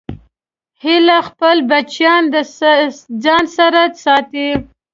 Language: Pashto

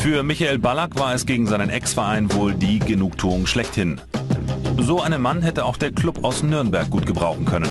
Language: German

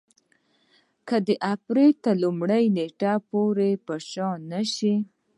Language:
Pashto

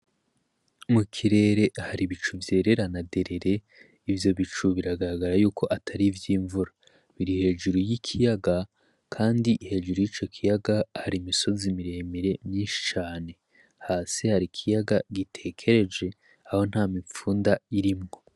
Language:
Rundi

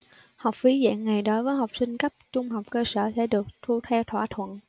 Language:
Vietnamese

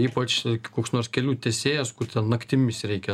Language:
Lithuanian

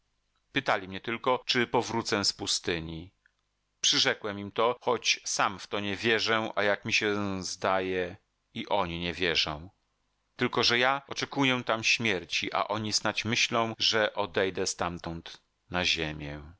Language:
Polish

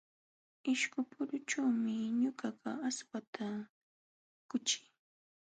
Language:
Jauja Wanca Quechua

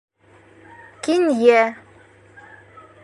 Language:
Bashkir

